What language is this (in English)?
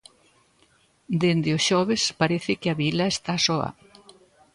Galician